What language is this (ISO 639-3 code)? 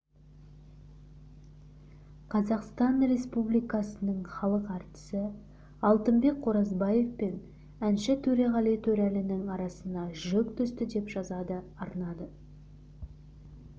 kaz